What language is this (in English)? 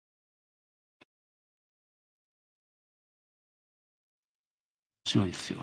Japanese